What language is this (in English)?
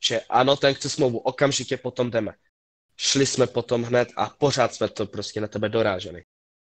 Czech